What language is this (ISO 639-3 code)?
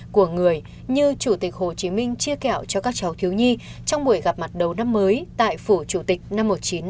vie